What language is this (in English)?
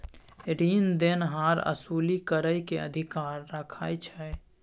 Maithili